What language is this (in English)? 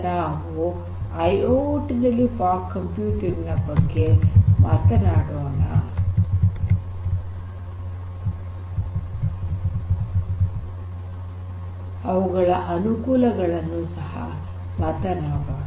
Kannada